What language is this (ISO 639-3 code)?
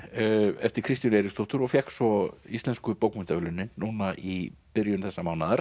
isl